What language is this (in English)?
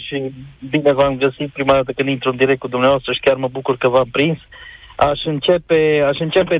Romanian